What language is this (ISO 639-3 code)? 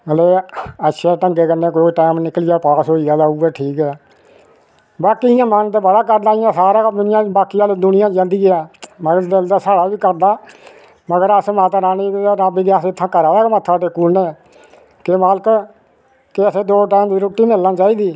doi